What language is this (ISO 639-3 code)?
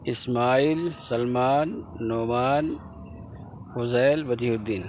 urd